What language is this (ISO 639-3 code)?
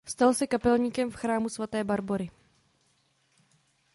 ces